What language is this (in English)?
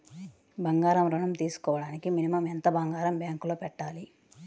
Telugu